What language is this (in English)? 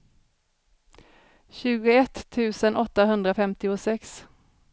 Swedish